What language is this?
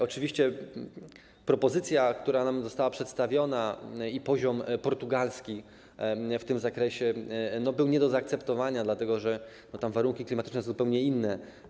Polish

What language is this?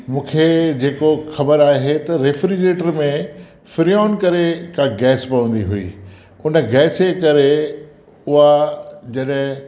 Sindhi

